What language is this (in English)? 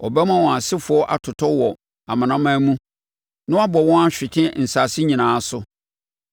Akan